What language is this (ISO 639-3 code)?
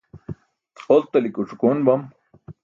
bsk